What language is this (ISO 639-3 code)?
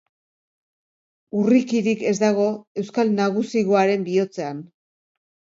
eus